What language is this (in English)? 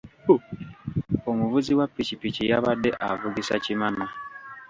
Ganda